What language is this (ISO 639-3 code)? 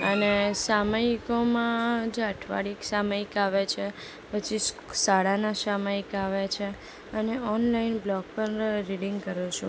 guj